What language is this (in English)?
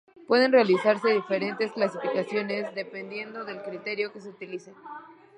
Spanish